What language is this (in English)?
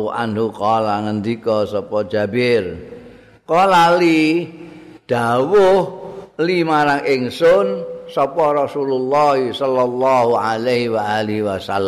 Indonesian